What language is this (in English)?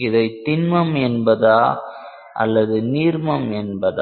Tamil